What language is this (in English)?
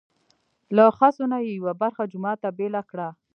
Pashto